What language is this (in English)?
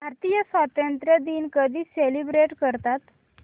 Marathi